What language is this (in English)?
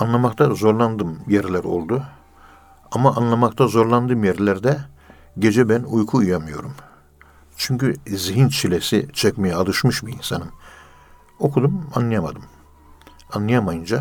Turkish